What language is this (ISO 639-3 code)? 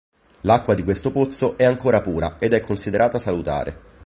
ita